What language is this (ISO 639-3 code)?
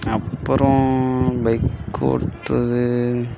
tam